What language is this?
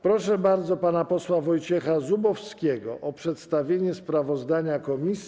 Polish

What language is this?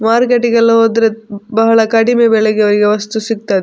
Kannada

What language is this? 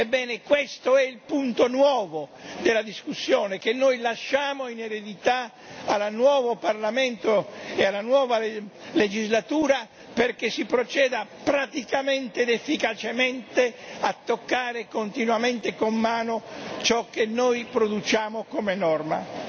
Italian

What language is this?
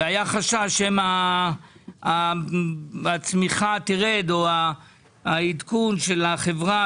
Hebrew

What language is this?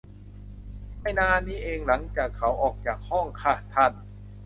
Thai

